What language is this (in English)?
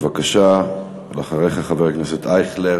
Hebrew